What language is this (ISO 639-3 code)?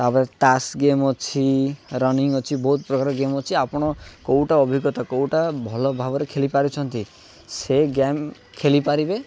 ori